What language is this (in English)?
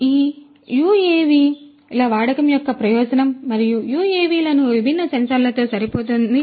Telugu